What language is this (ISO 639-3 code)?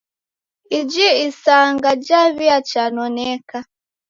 dav